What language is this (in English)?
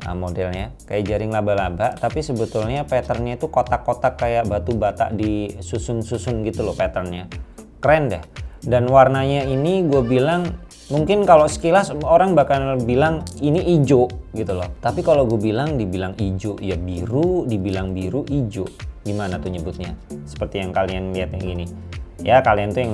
Indonesian